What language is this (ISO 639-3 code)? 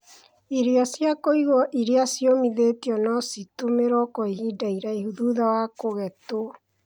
kik